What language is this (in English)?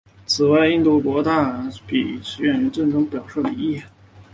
Chinese